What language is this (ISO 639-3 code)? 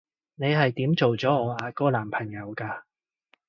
yue